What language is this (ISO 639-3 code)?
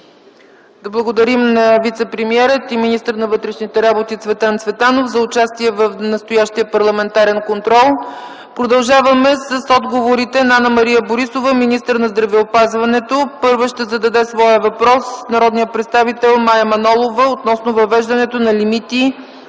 bul